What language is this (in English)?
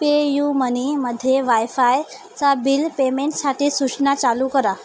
Marathi